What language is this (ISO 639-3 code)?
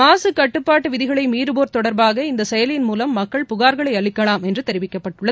tam